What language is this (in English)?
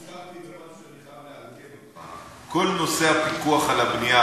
Hebrew